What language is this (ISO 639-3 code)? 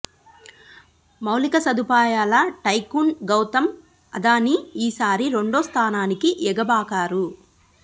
tel